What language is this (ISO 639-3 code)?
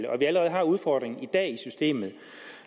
dan